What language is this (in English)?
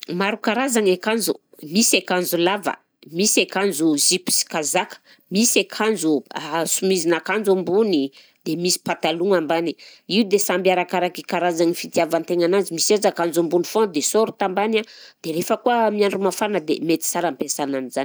Southern Betsimisaraka Malagasy